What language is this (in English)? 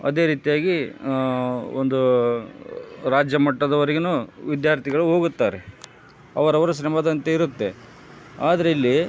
Kannada